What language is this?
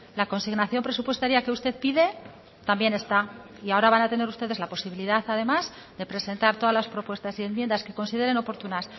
Spanish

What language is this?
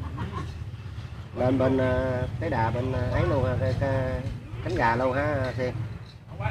Vietnamese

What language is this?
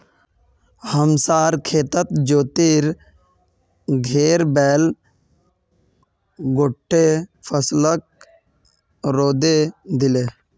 Magahi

